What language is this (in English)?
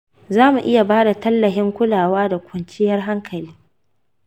Hausa